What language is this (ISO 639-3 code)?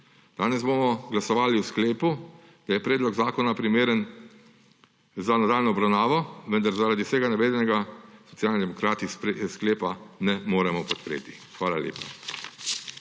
slv